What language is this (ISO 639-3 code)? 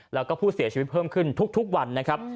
tha